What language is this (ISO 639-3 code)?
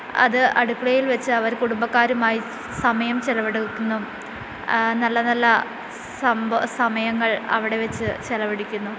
mal